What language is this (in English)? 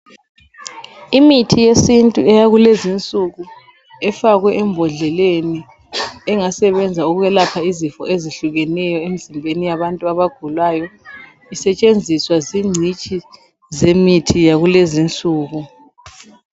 North Ndebele